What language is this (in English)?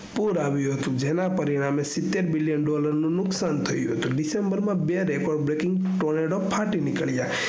Gujarati